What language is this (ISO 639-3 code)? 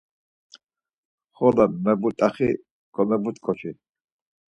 lzz